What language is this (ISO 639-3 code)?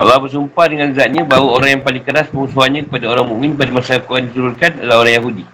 msa